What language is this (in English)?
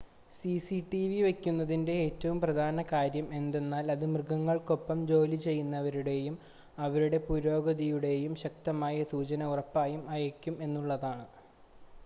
Malayalam